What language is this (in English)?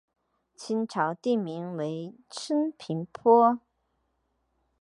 Chinese